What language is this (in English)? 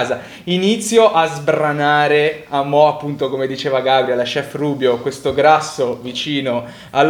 Italian